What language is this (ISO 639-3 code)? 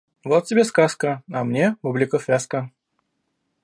rus